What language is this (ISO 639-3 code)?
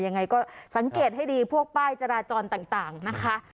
tha